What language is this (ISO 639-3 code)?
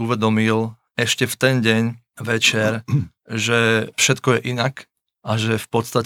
slk